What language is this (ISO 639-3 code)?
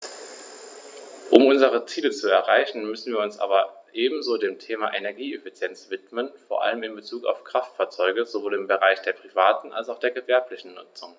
deu